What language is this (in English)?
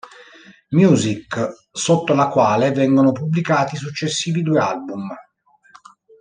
Italian